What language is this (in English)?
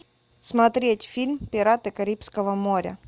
Russian